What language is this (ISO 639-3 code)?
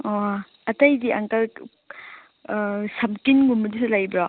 mni